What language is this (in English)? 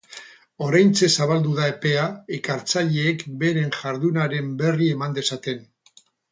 Basque